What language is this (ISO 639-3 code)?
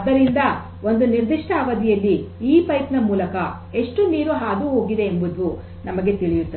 kan